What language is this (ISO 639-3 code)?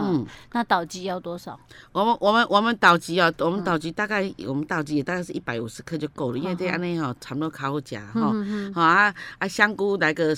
zho